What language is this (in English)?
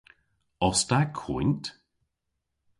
Cornish